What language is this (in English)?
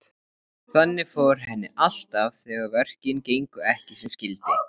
Icelandic